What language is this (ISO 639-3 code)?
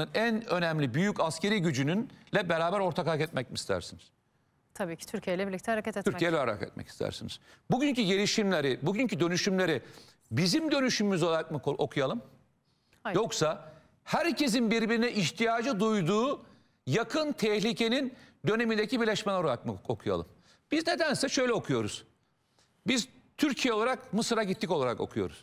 tur